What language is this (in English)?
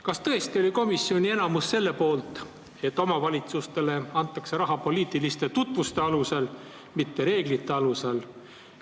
Estonian